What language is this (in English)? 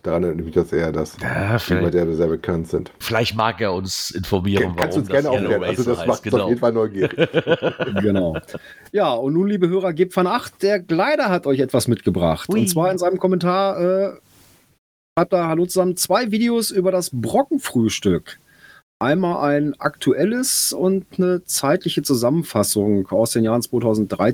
German